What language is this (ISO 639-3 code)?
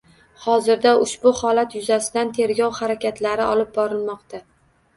uzb